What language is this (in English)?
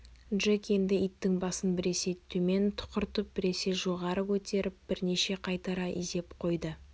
Kazakh